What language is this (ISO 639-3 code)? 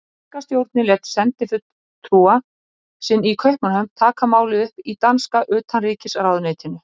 isl